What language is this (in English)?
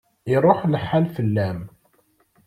Kabyle